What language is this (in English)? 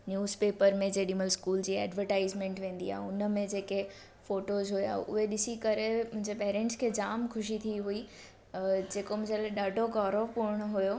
Sindhi